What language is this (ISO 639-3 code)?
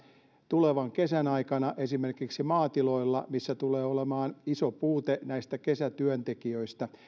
fin